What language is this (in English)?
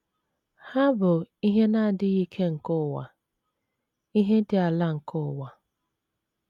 Igbo